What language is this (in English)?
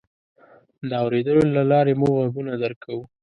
Pashto